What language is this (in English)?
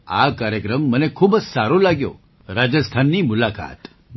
Gujarati